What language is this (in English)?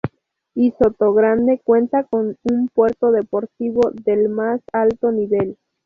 Spanish